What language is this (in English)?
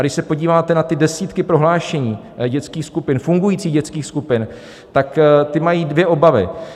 Czech